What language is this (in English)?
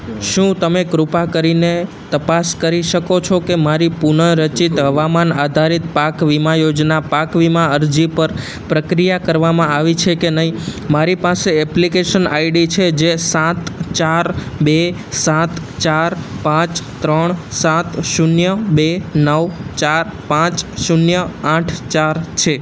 Gujarati